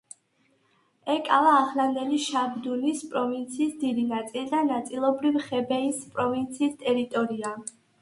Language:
Georgian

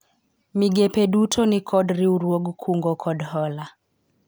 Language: Luo (Kenya and Tanzania)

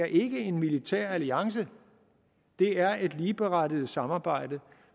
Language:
Danish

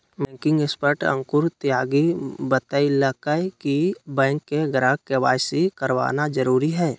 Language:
Magahi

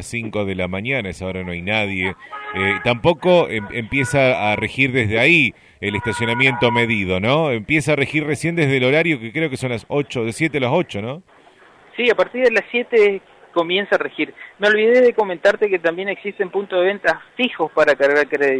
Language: Spanish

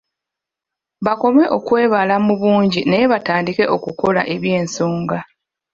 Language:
Ganda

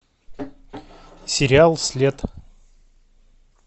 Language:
Russian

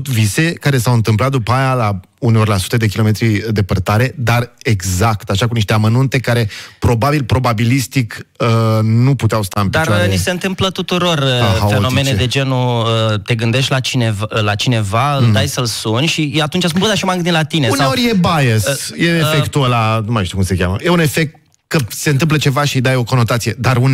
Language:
Romanian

